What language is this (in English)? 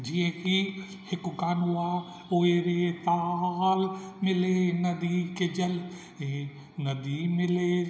Sindhi